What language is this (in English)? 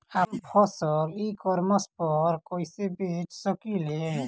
Bhojpuri